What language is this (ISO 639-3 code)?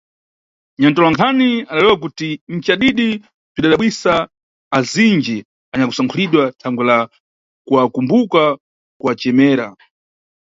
nyu